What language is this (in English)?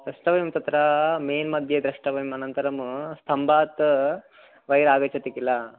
Sanskrit